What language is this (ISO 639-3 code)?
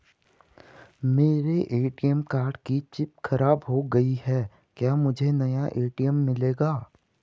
hin